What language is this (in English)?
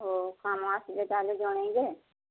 Odia